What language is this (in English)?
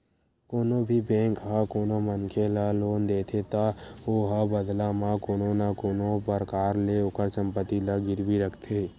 Chhattisgarhi